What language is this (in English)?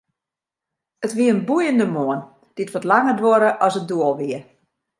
Western Frisian